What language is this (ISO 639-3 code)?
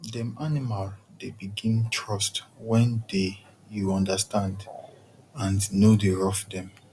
pcm